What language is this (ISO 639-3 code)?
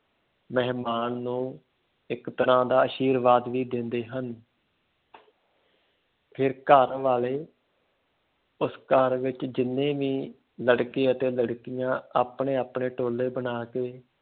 pan